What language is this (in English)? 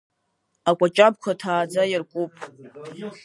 Abkhazian